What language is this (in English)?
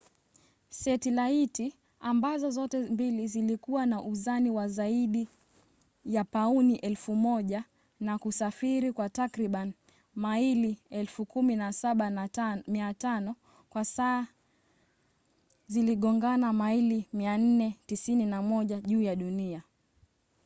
Swahili